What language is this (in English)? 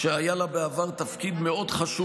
Hebrew